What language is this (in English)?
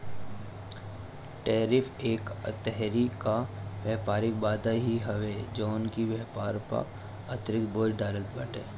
Bhojpuri